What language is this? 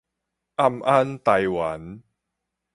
Min Nan Chinese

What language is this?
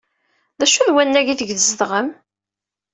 Kabyle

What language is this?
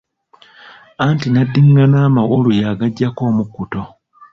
Ganda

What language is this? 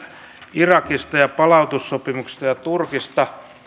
Finnish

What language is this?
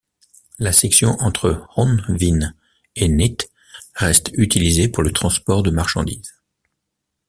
French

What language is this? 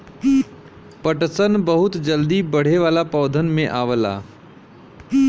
Bhojpuri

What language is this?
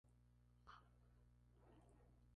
Spanish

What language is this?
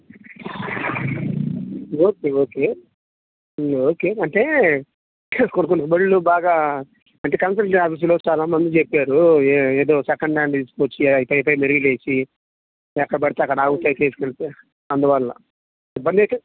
Telugu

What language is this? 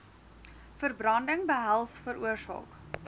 Afrikaans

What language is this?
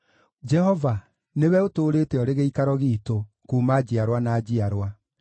Kikuyu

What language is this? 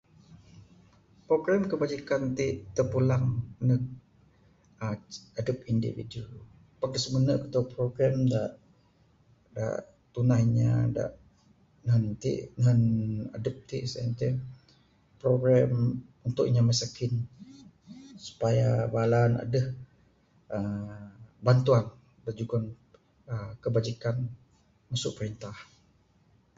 Bukar-Sadung Bidayuh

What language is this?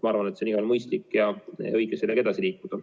Estonian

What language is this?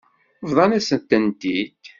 Kabyle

